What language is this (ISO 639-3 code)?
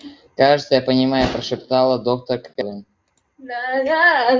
rus